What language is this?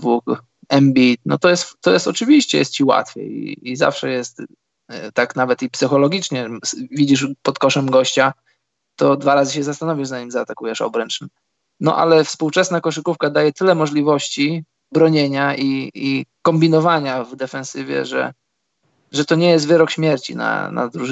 Polish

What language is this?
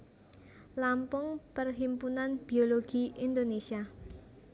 Javanese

